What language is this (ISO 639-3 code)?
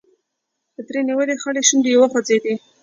pus